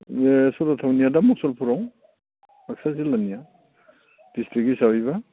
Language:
Bodo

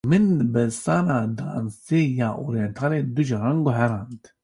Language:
Kurdish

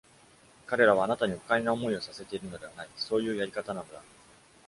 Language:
Japanese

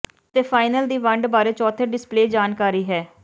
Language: Punjabi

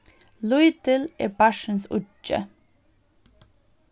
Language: Faroese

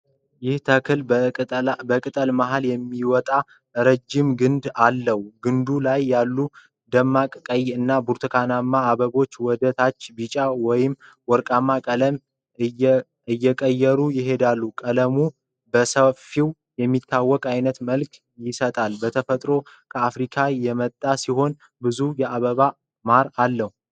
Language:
Amharic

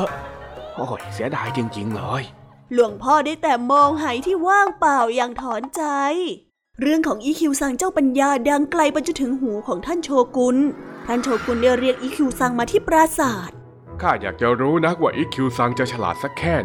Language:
Thai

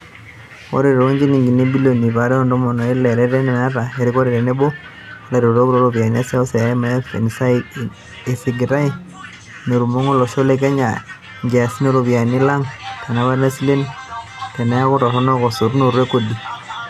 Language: Masai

